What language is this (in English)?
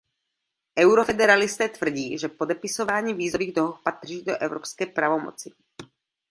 Czech